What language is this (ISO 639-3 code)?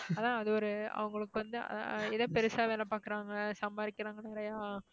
tam